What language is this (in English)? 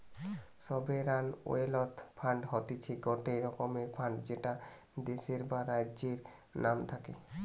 Bangla